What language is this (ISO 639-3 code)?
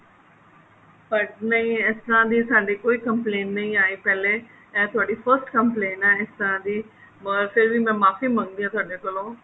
pan